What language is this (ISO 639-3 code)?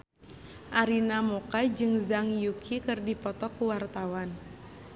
sun